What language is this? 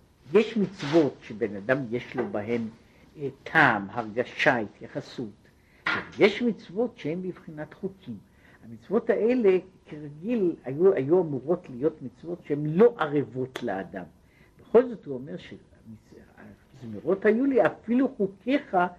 Hebrew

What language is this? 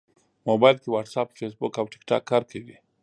Pashto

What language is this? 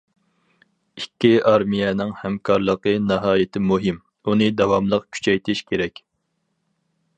Uyghur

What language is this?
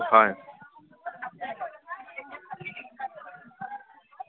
Assamese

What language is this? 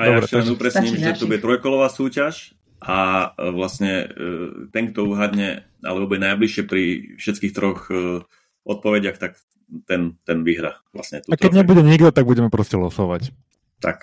Slovak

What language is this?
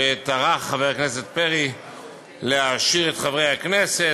Hebrew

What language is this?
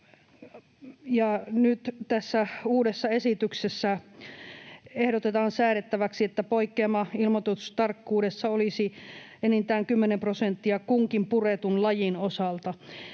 Finnish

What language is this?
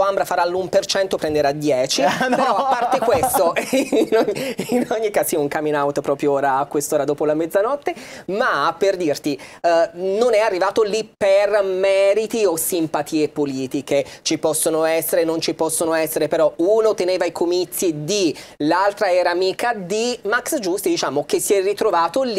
Italian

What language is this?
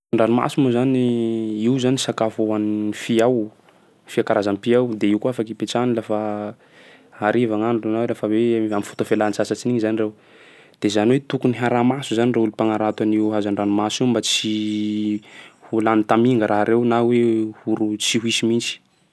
Sakalava Malagasy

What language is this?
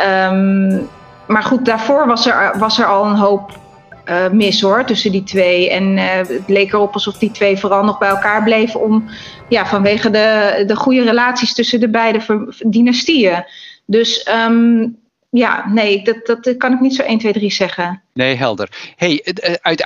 Dutch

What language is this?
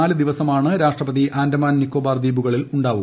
Malayalam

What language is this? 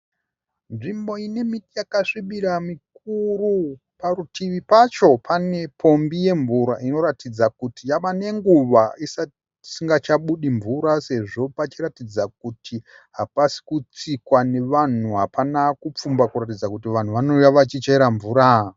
Shona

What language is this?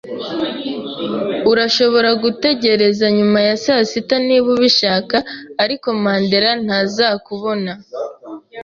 Kinyarwanda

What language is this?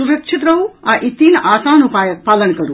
Maithili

